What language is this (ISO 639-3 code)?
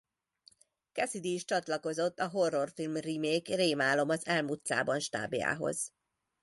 hun